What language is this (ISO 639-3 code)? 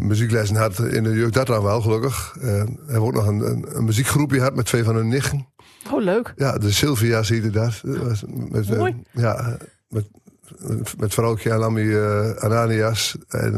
nld